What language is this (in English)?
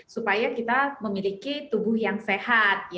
Indonesian